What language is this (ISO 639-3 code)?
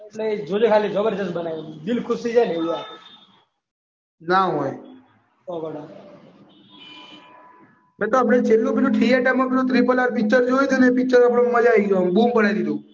guj